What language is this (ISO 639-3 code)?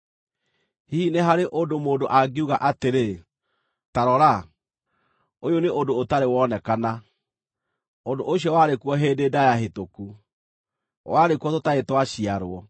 kik